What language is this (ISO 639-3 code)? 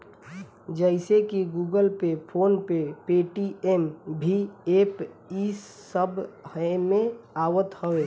bho